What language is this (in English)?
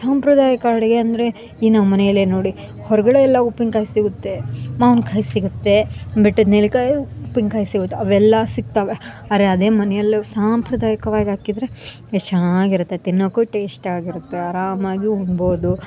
Kannada